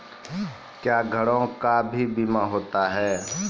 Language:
Maithili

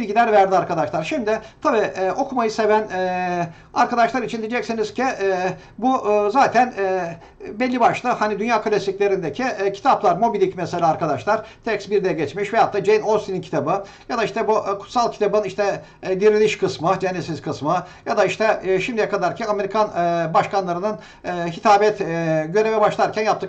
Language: Turkish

